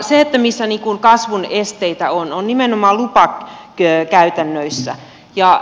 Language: Finnish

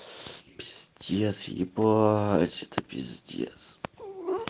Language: Russian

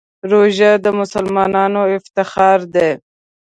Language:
Pashto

